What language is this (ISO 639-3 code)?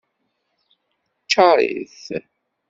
kab